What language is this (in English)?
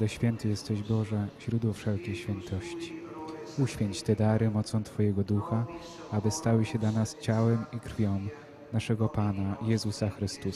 Polish